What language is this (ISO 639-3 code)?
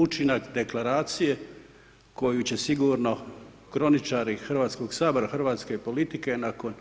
hrv